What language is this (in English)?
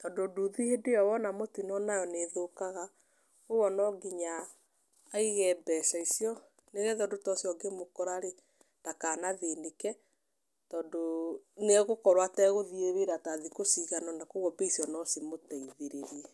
Kikuyu